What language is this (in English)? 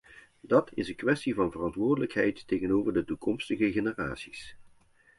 Dutch